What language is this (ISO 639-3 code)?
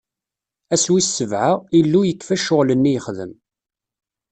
kab